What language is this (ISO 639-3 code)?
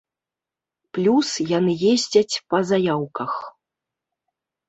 bel